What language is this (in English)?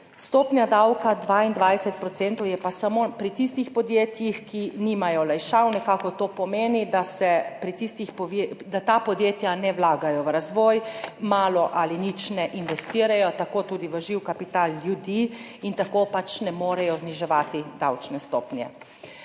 Slovenian